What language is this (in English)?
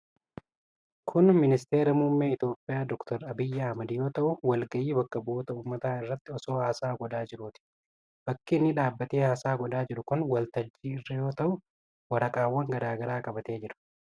Oromo